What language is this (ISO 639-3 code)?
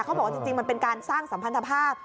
tha